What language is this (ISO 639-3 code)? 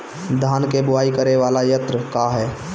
bho